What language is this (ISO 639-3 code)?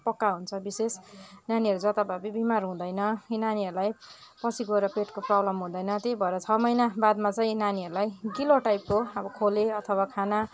nep